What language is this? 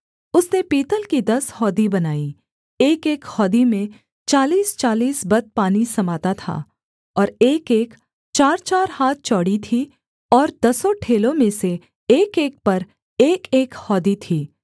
Hindi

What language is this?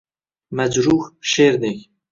Uzbek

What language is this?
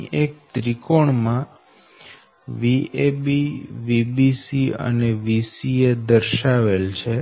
Gujarati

